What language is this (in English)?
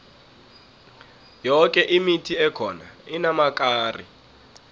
South Ndebele